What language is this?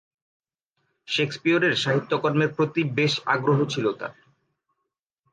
Bangla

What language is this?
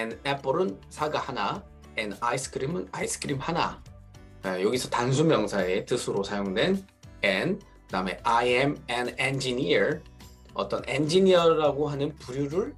Korean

